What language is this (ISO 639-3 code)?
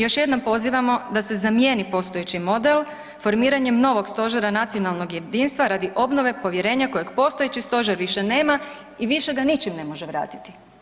hrv